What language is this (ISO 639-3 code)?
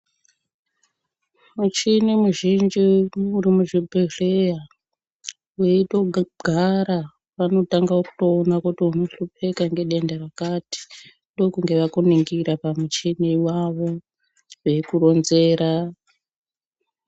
ndc